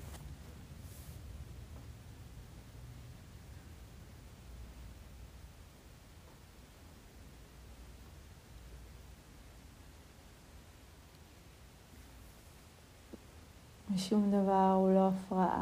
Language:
Hebrew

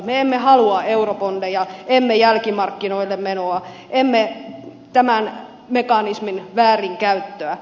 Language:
Finnish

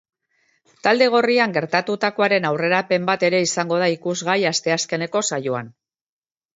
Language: Basque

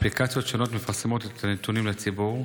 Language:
Hebrew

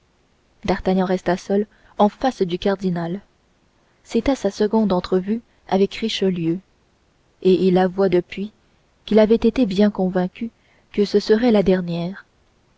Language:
French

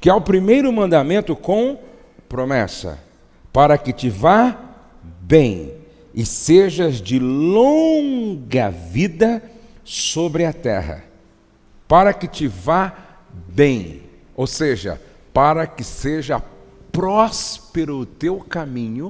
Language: Portuguese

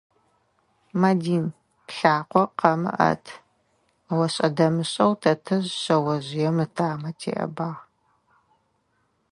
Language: Adyghe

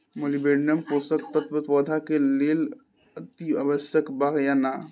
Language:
Bhojpuri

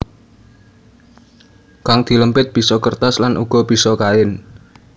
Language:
Javanese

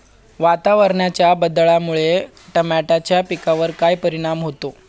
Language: Marathi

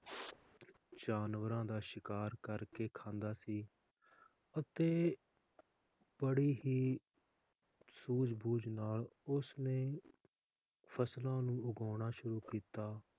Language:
Punjabi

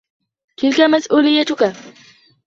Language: Arabic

